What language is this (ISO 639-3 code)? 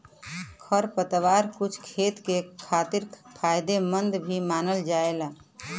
bho